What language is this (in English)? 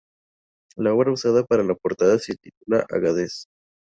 Spanish